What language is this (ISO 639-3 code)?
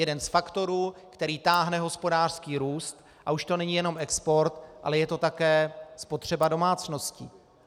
ces